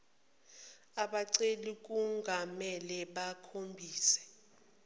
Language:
Zulu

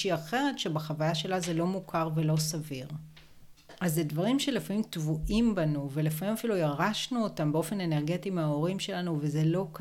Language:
Hebrew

